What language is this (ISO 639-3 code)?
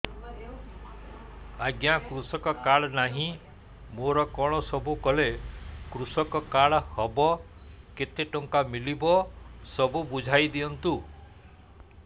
ori